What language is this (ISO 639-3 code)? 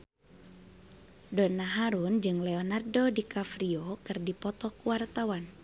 sun